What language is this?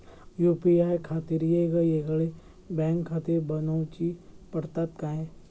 Marathi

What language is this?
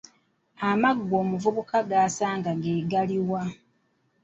Ganda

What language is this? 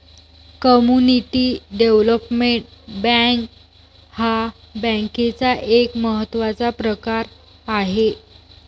Marathi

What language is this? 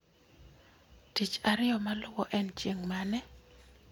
Luo (Kenya and Tanzania)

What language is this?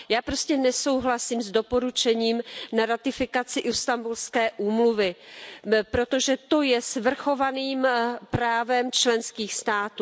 Czech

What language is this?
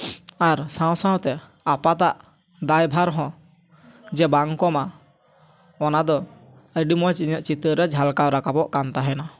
Santali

